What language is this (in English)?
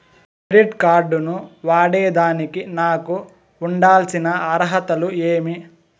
Telugu